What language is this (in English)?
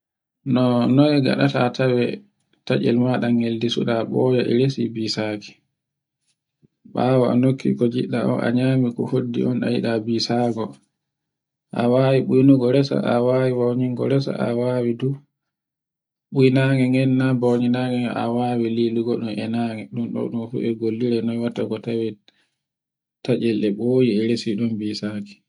Borgu Fulfulde